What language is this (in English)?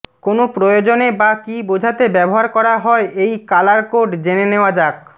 Bangla